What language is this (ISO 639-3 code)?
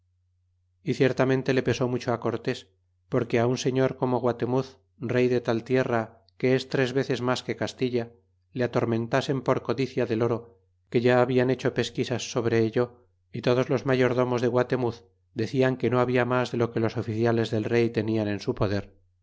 spa